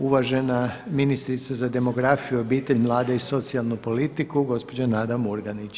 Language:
Croatian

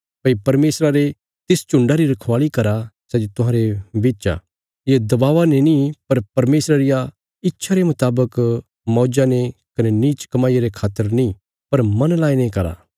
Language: Bilaspuri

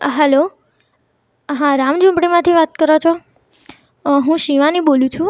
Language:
Gujarati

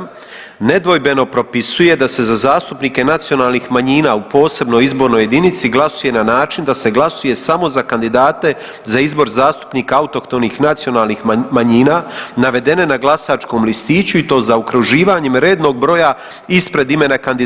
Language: Croatian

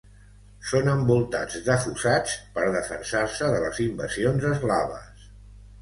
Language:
Catalan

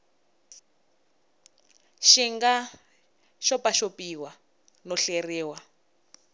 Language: Tsonga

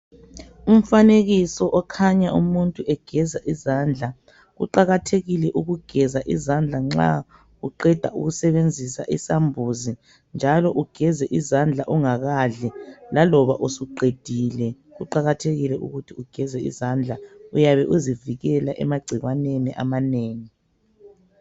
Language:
North Ndebele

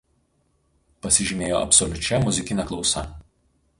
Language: Lithuanian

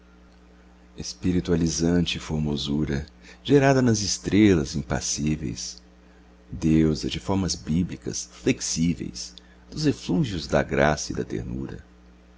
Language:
Portuguese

